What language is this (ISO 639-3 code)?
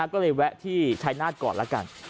tha